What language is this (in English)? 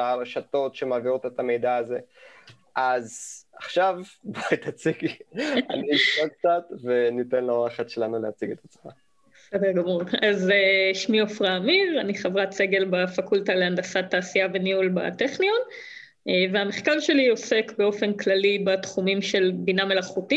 Hebrew